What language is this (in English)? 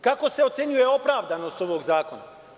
Serbian